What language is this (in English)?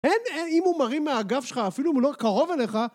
Hebrew